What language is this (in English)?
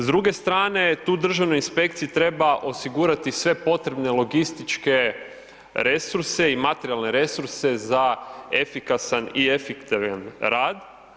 Croatian